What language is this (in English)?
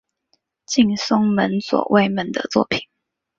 Chinese